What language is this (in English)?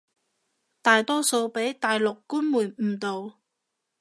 Cantonese